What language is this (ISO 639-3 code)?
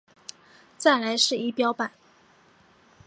zho